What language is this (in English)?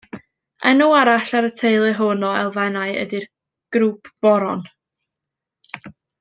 Welsh